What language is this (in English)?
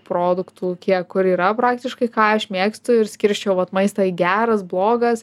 Lithuanian